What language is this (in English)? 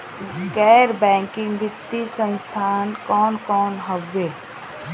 Bhojpuri